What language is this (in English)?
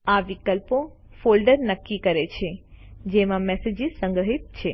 Gujarati